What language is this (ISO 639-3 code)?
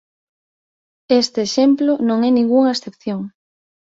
glg